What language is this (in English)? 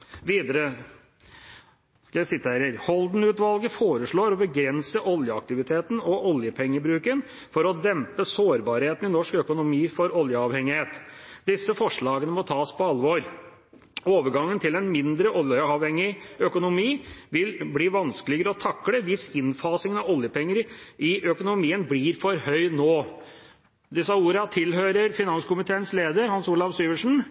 Norwegian Bokmål